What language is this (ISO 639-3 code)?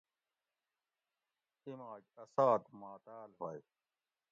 gwc